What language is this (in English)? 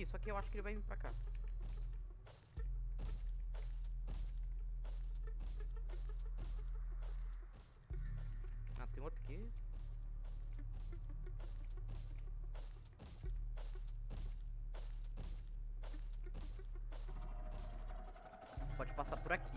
Portuguese